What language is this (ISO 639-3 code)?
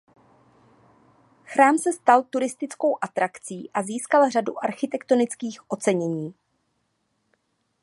ces